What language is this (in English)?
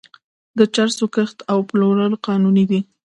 Pashto